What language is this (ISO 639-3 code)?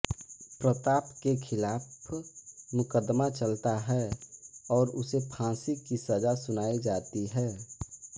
hin